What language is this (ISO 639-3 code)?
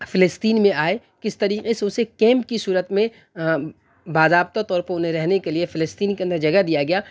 urd